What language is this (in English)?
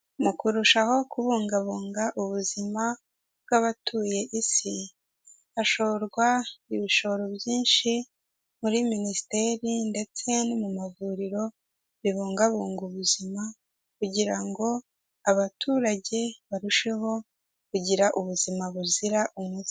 Kinyarwanda